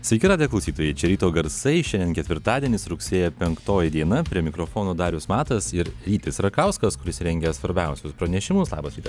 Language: Lithuanian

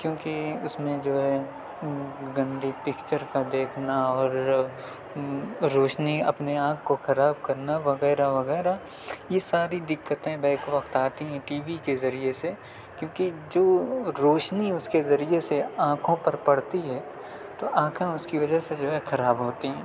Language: Urdu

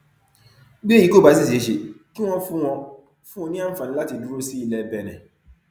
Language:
Yoruba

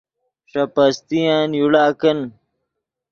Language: Yidgha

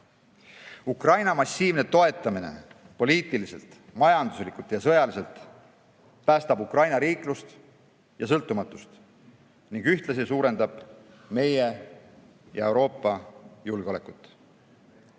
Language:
Estonian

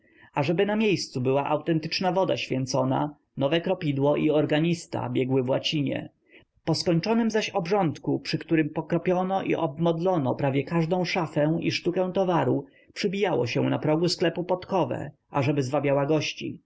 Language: Polish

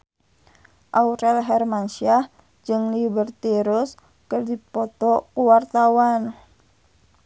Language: Sundanese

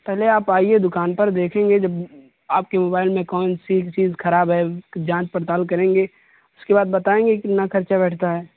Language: Urdu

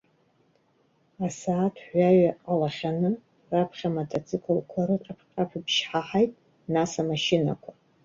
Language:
Abkhazian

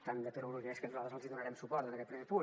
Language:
Catalan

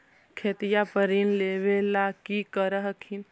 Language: Magahi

